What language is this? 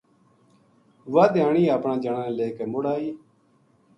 Gujari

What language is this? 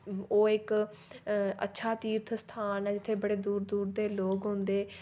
Dogri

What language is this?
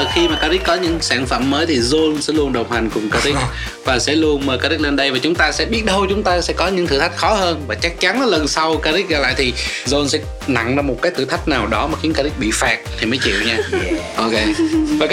Vietnamese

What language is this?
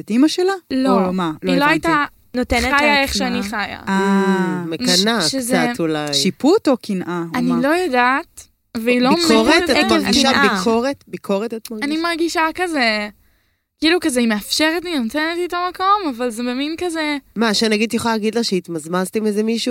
Hebrew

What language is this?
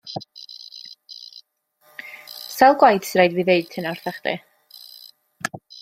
Welsh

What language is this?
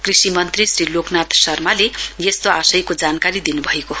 Nepali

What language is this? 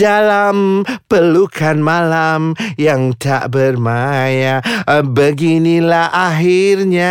Malay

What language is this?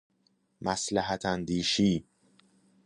Persian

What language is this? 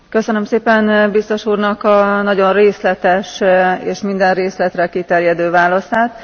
Hungarian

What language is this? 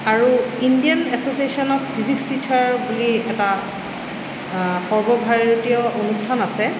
Assamese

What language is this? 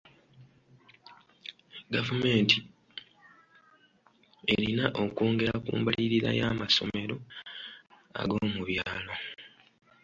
Ganda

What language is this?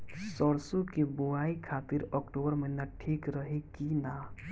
Bhojpuri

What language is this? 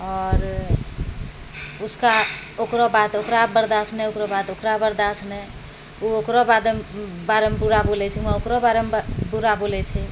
Maithili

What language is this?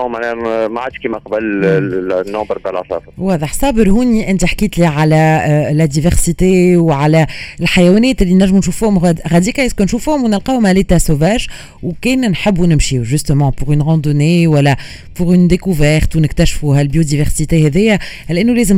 Arabic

